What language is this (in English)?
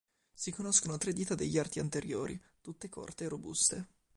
Italian